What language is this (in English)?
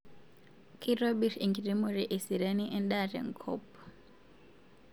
Masai